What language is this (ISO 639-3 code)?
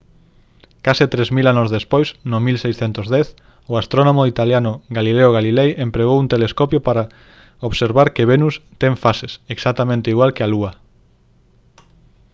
glg